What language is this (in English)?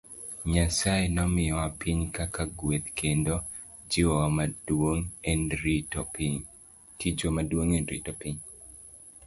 Luo (Kenya and Tanzania)